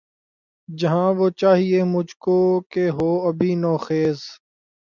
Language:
Urdu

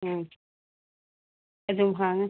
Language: Manipuri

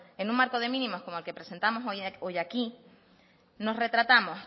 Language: Spanish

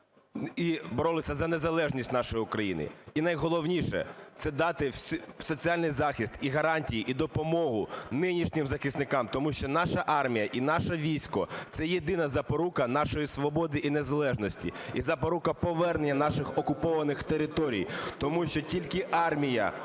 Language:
Ukrainian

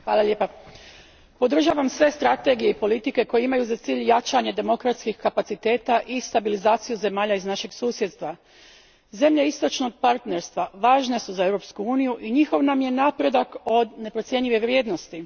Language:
Croatian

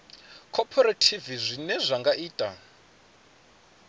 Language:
Venda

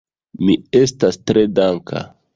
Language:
Esperanto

